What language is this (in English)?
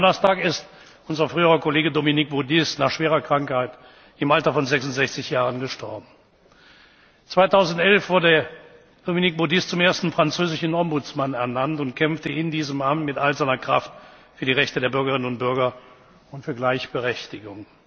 German